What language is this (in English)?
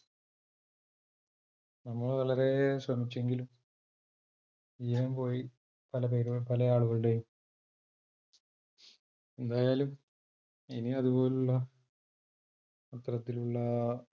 Malayalam